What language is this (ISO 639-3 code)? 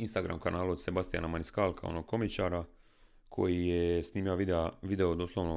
hrv